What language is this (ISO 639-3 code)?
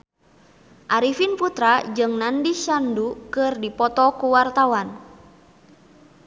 sun